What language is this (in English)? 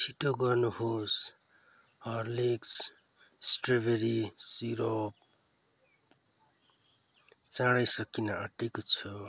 Nepali